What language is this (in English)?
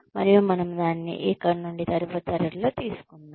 Telugu